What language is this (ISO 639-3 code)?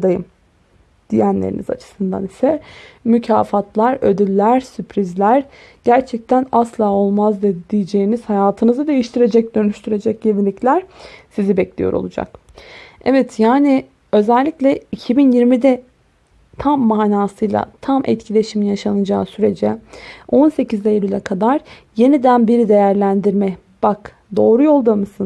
tur